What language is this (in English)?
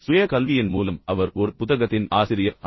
Tamil